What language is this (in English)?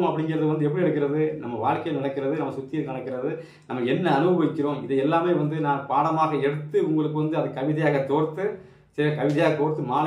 Romanian